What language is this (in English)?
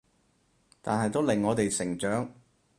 Cantonese